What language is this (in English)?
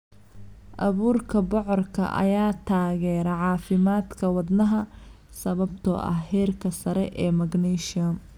Somali